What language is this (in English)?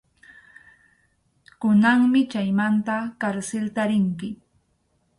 Arequipa-La Unión Quechua